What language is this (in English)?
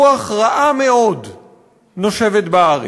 Hebrew